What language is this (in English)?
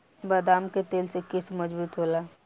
Bhojpuri